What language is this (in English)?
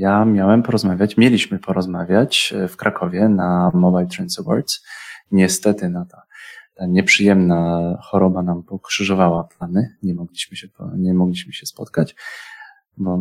Polish